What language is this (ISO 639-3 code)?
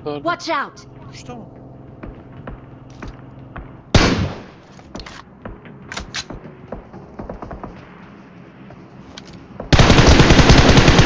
tur